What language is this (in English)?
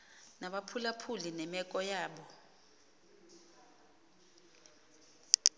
Xhosa